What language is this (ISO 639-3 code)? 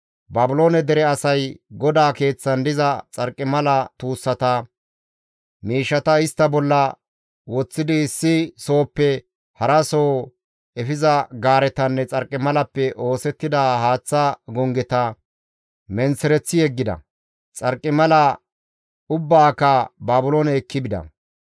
gmv